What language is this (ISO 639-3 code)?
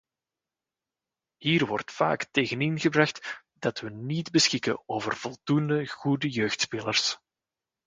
nld